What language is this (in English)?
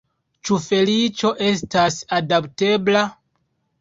Esperanto